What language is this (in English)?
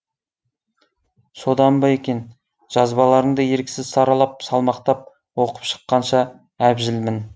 Kazakh